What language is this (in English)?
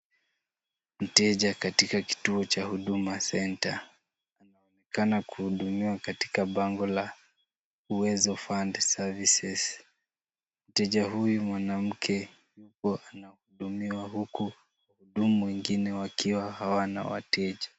Swahili